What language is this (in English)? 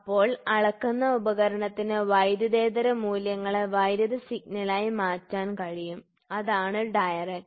Malayalam